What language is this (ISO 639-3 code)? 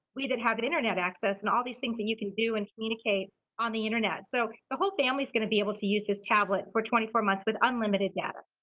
eng